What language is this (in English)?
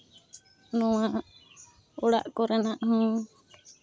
Santali